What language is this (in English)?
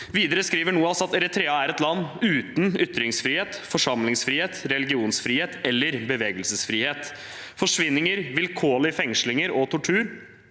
Norwegian